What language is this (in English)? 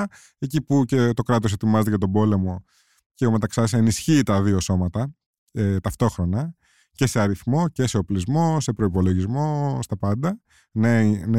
Greek